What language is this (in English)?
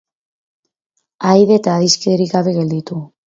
Basque